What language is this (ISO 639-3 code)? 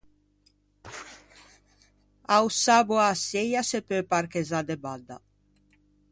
lij